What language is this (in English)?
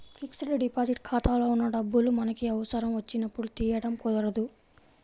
Telugu